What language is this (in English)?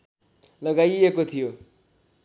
Nepali